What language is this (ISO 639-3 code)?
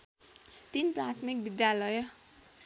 nep